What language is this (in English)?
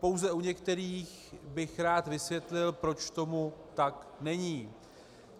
Czech